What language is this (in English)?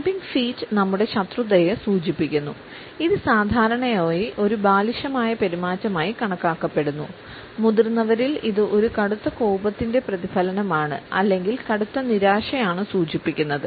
Malayalam